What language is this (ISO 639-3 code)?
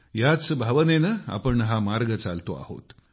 mar